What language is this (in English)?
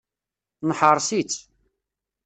Kabyle